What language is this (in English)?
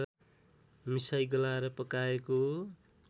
Nepali